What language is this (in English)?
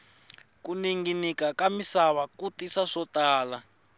Tsonga